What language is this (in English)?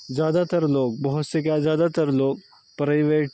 Urdu